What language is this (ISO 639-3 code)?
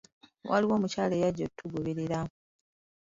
lug